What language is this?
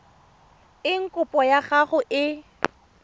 Tswana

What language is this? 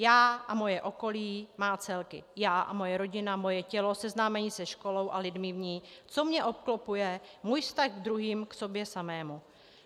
Czech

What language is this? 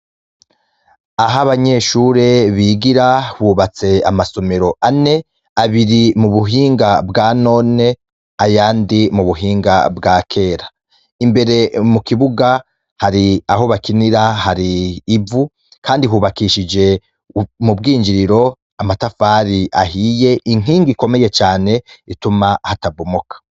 Rundi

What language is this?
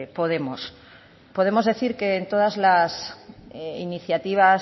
Spanish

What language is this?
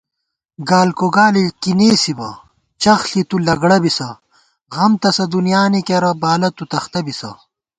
Gawar-Bati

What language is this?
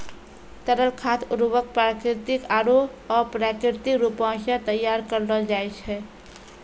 Maithili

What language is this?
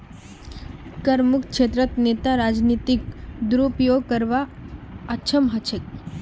Magahi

